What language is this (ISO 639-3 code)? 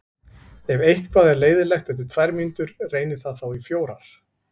isl